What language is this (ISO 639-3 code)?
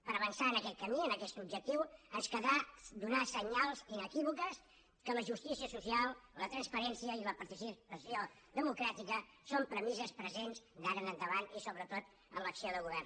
cat